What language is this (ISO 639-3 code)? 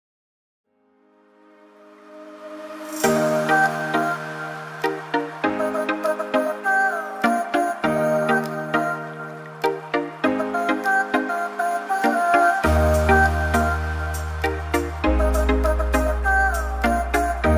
fil